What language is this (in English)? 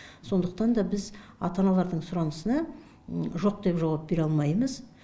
Kazakh